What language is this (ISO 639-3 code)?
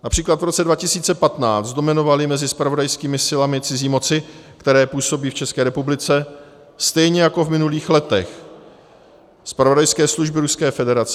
ces